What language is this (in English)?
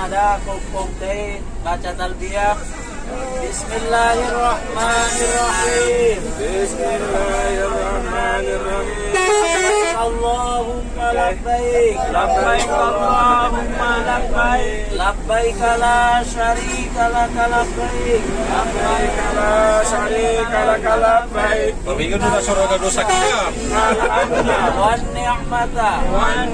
Indonesian